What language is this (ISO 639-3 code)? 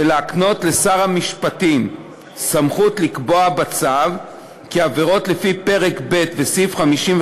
heb